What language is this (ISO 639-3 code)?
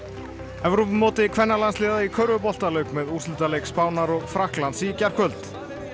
isl